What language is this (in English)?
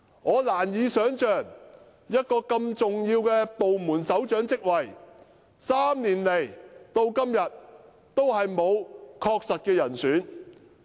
Cantonese